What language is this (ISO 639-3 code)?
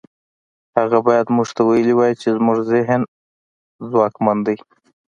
pus